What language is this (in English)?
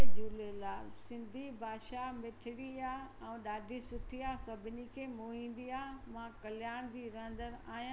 Sindhi